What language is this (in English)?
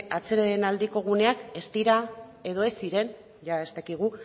Basque